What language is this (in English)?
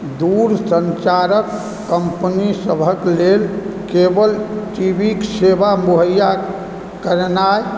Maithili